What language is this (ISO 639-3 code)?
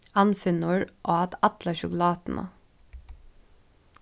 fao